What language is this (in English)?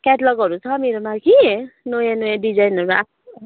Nepali